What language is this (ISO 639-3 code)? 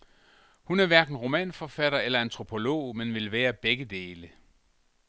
dan